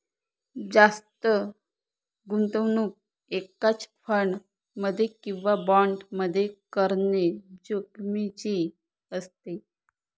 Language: Marathi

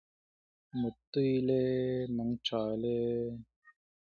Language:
English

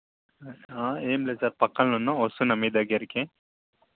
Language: Telugu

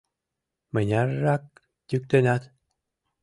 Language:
Mari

